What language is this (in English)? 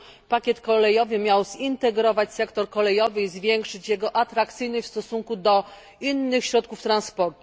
Polish